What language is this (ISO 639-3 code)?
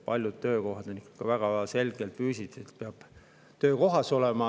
est